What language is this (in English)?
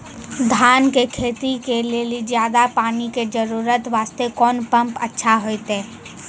Maithili